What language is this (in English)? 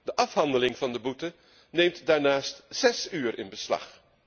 Dutch